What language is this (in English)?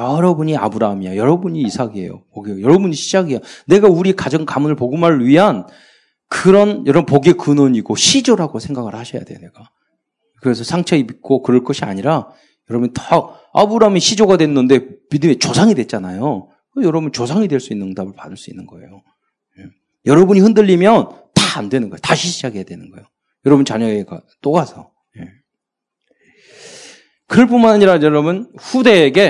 Korean